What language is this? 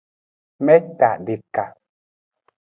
Aja (Benin)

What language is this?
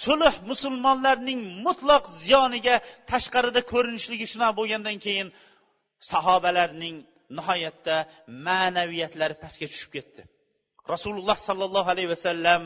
Bulgarian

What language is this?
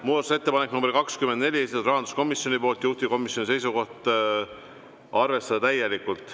Estonian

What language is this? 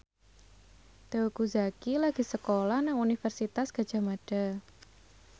Javanese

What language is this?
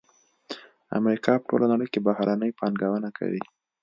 Pashto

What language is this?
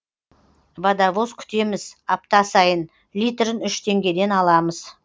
Kazakh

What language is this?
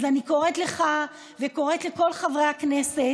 Hebrew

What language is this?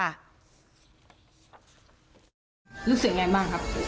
Thai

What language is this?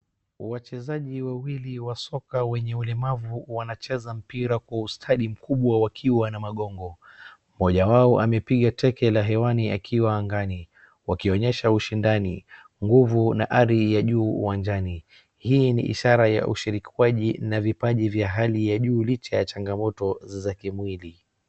Swahili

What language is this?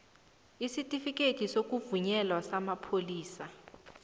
South Ndebele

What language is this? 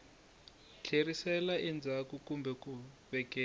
Tsonga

